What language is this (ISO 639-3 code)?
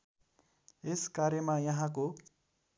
nep